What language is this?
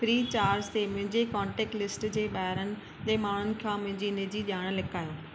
Sindhi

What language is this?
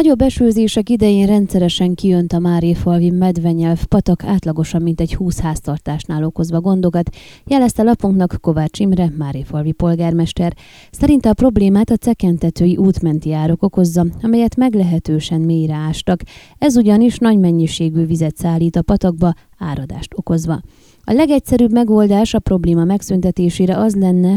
Hungarian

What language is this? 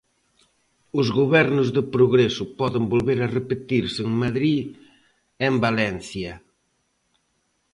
Galician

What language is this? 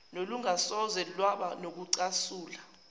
Zulu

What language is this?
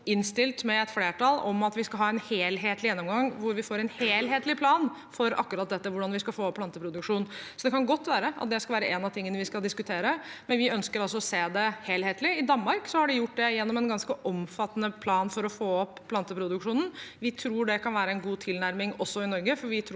Norwegian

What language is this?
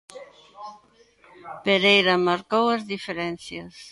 Galician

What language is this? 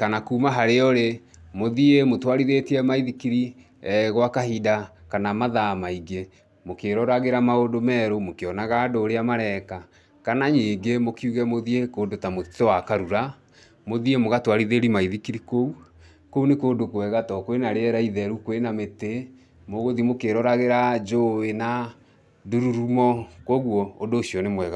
Kikuyu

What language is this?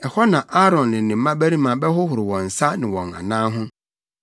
Akan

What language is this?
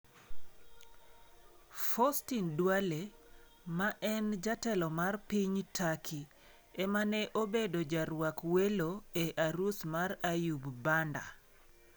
Luo (Kenya and Tanzania)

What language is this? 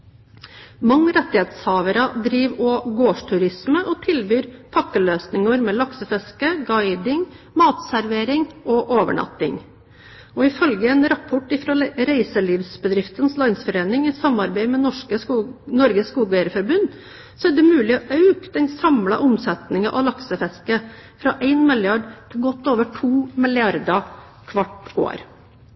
Norwegian Bokmål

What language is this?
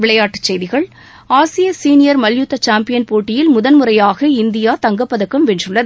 Tamil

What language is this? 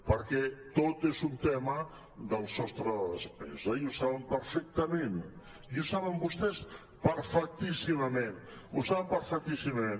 Catalan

